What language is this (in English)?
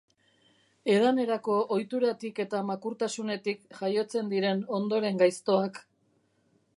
Basque